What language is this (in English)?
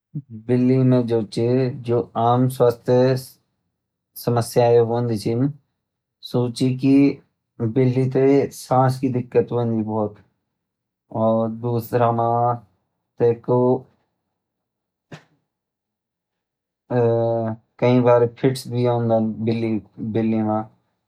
Garhwali